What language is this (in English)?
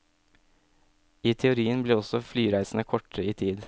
Norwegian